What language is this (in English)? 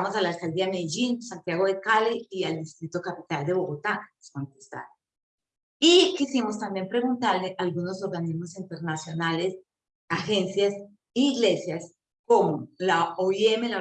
Spanish